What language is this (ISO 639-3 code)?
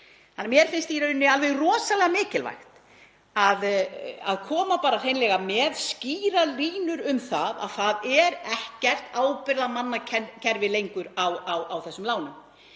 isl